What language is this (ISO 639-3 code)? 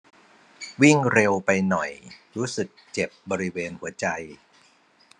tha